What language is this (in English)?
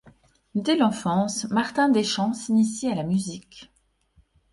French